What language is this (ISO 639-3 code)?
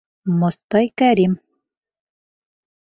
bak